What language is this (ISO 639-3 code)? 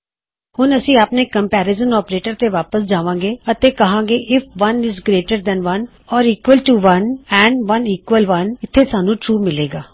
pan